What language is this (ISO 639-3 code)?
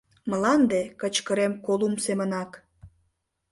chm